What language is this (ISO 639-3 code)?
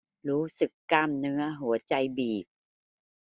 tha